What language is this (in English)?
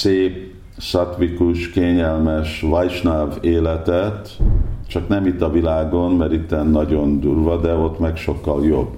Hungarian